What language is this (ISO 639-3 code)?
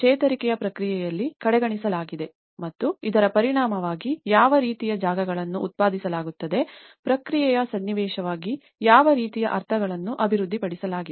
kan